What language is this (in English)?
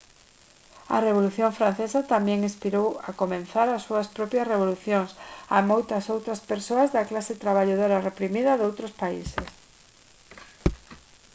Galician